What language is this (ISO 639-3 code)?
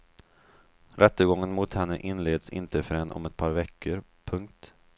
swe